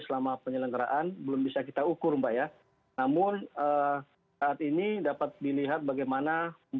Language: Indonesian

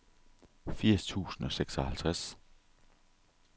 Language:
Danish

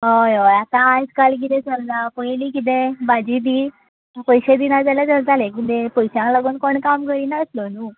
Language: Konkani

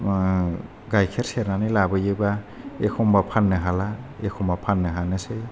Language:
Bodo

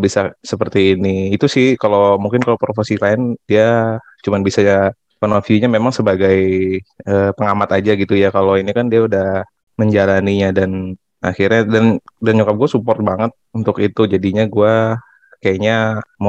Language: Indonesian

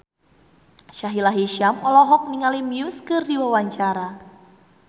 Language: Sundanese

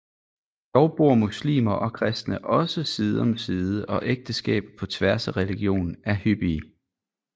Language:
Danish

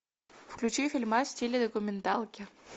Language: Russian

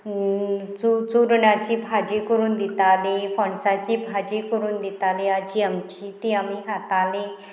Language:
Konkani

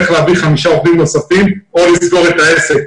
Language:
Hebrew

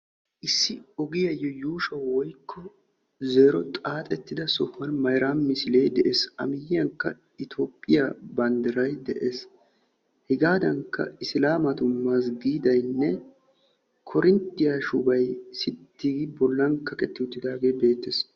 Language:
Wolaytta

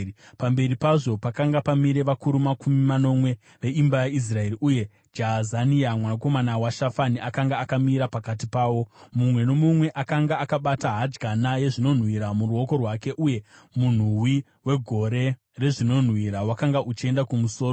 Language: Shona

